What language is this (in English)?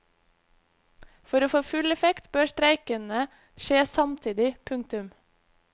Norwegian